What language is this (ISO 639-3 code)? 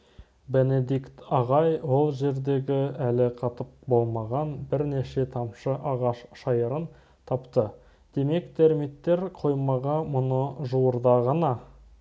kaz